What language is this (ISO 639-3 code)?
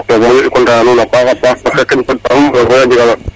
srr